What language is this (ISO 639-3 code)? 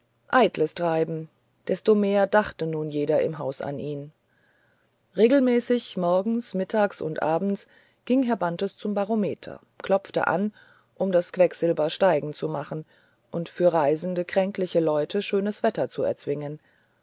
deu